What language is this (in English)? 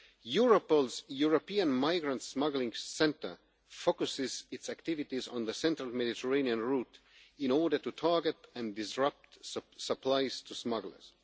English